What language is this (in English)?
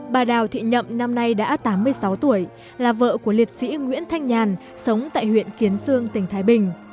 Vietnamese